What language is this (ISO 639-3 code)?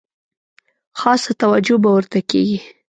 pus